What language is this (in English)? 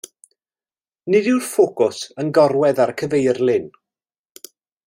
Welsh